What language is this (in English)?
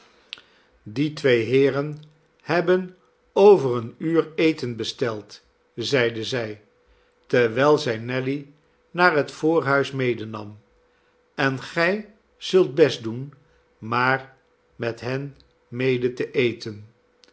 Dutch